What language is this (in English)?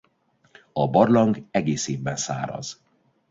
Hungarian